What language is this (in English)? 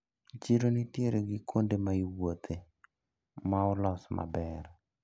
Luo (Kenya and Tanzania)